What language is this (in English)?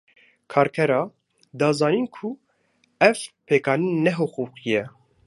Kurdish